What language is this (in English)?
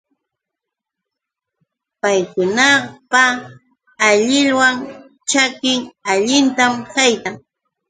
Yauyos Quechua